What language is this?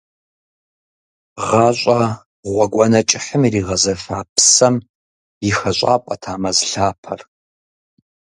Kabardian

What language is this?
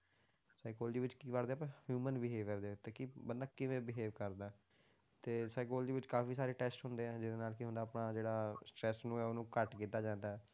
Punjabi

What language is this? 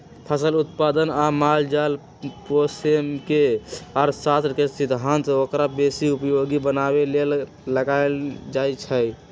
Magahi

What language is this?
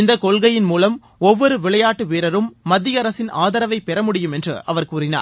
Tamil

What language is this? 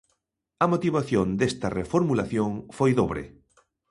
Galician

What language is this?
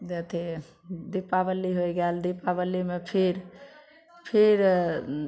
Maithili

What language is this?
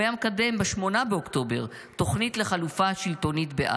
Hebrew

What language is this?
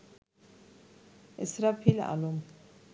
Bangla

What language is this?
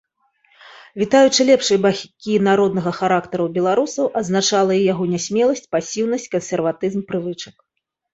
Belarusian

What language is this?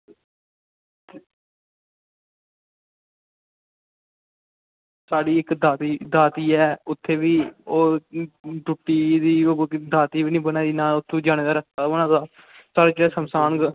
Dogri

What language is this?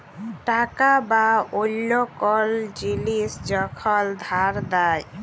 Bangla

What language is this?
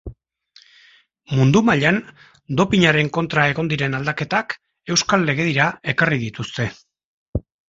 Basque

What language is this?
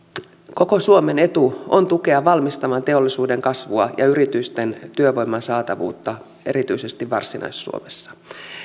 Finnish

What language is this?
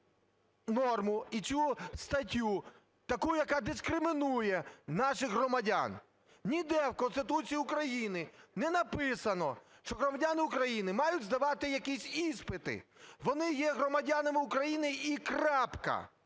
Ukrainian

